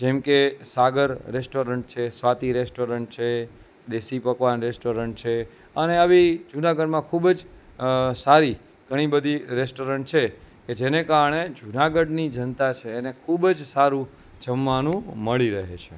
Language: Gujarati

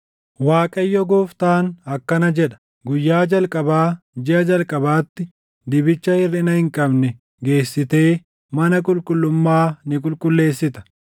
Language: Oromo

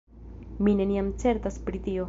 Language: Esperanto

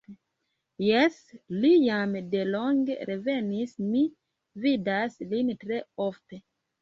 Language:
Esperanto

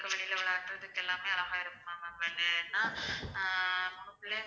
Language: Tamil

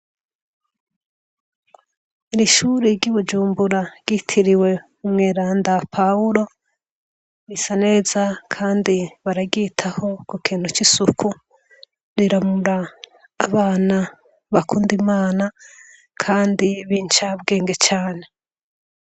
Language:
Rundi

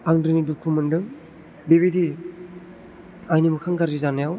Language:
Bodo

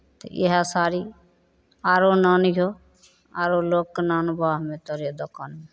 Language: Maithili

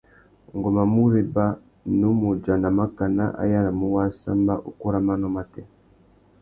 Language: Tuki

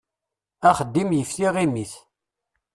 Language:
Kabyle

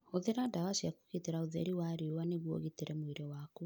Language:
Kikuyu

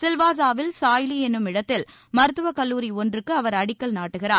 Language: Tamil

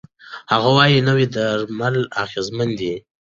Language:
Pashto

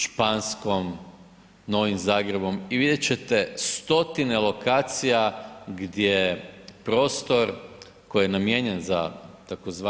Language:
Croatian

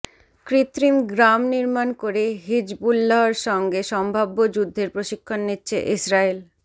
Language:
Bangla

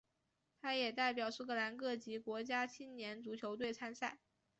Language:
Chinese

